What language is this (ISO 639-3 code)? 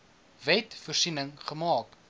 afr